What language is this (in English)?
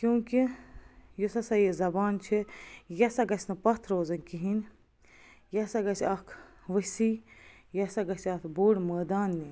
Kashmiri